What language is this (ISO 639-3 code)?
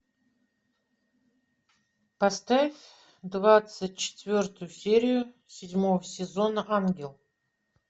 rus